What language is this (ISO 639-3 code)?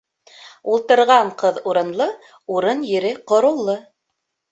bak